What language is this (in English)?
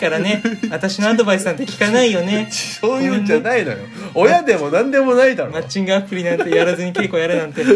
Japanese